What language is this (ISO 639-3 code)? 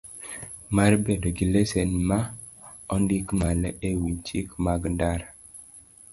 luo